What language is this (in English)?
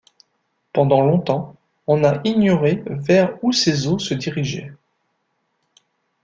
French